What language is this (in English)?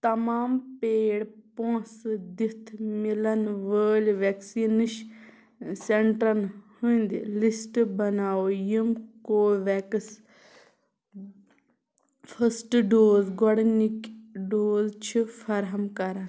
Kashmiri